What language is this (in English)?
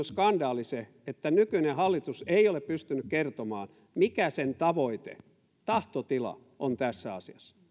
Finnish